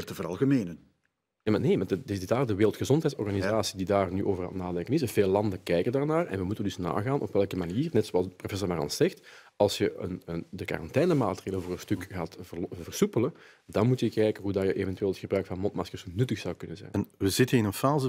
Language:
Dutch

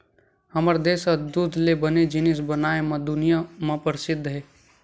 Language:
Chhattisgarhi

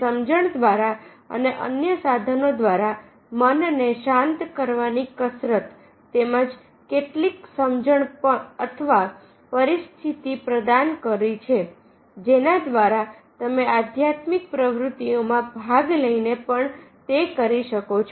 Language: Gujarati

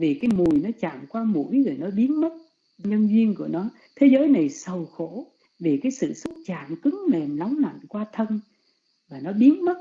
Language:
Vietnamese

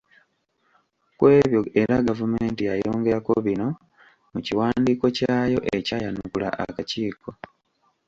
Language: Ganda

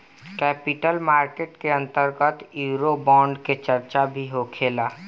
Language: Bhojpuri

